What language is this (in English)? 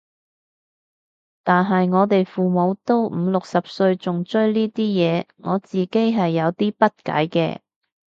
Cantonese